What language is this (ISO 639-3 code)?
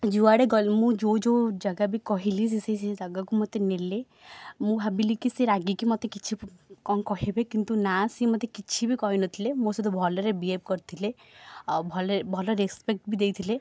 ori